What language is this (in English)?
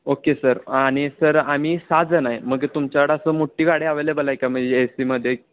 Marathi